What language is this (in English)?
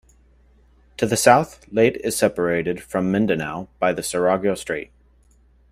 English